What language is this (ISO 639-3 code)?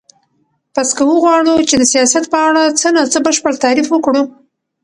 pus